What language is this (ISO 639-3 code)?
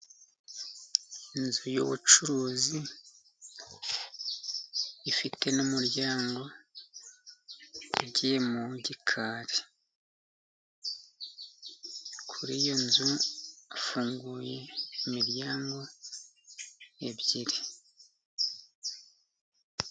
kin